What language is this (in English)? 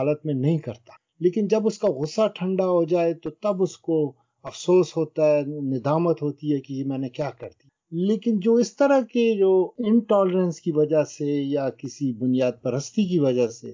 Urdu